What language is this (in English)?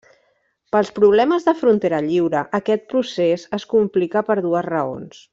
Catalan